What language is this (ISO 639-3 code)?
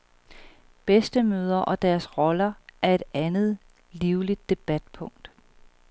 dan